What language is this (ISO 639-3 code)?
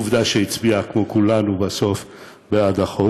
heb